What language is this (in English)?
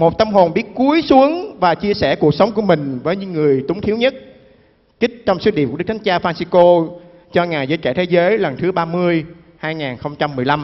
Vietnamese